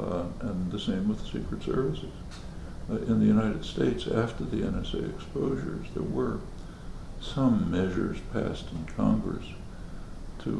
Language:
English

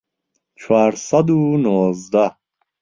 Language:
Central Kurdish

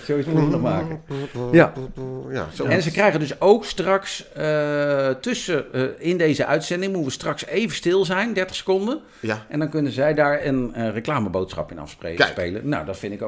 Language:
Dutch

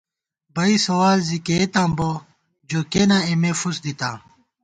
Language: Gawar-Bati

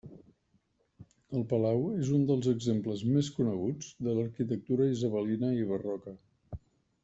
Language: Catalan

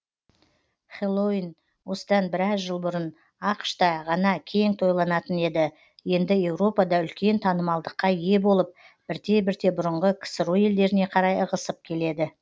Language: Kazakh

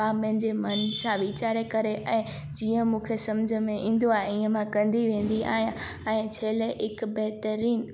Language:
Sindhi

